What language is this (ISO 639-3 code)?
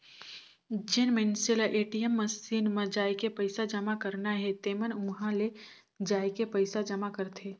hne